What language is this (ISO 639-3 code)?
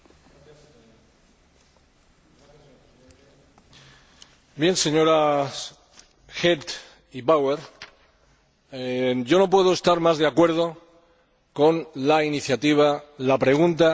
spa